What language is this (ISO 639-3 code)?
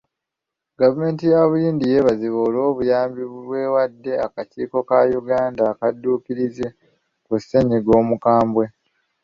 lug